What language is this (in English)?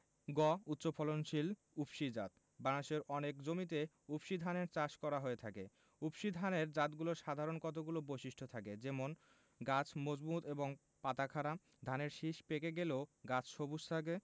Bangla